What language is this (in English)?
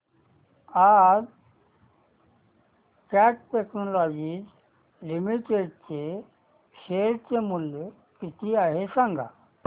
Marathi